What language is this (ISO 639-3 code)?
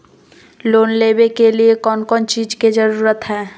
mag